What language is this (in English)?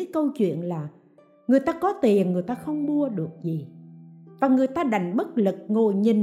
Vietnamese